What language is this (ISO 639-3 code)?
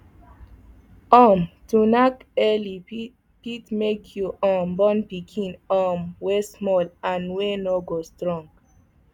pcm